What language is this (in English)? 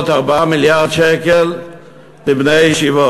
Hebrew